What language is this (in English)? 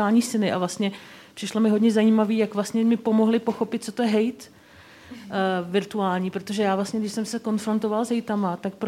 Czech